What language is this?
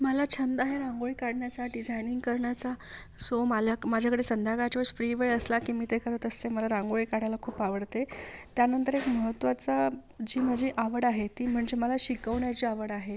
Marathi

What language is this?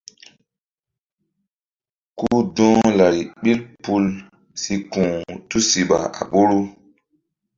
Mbum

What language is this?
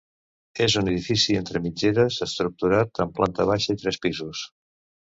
Catalan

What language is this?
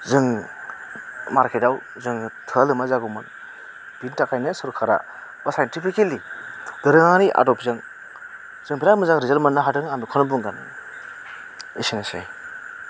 Bodo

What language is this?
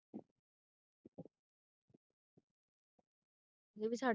Punjabi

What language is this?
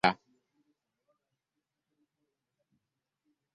Ganda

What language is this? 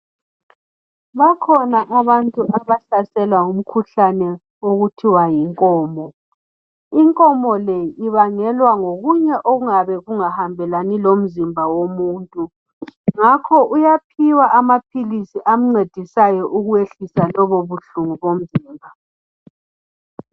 North Ndebele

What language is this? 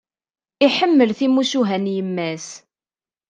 Kabyle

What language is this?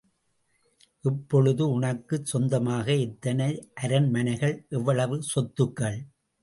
Tamil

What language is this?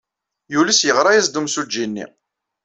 Kabyle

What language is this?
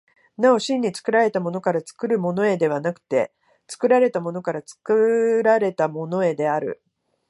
Japanese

